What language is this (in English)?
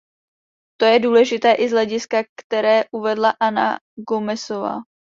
Czech